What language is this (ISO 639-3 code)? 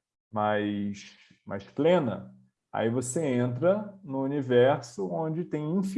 por